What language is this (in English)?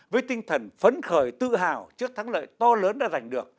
Vietnamese